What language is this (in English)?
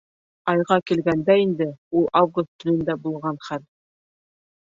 Bashkir